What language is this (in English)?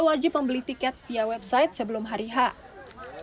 Indonesian